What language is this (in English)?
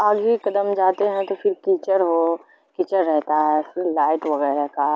Urdu